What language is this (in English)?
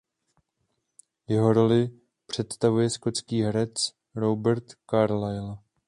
Czech